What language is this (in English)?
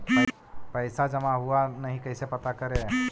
Magahi